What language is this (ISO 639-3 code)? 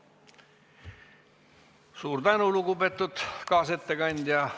est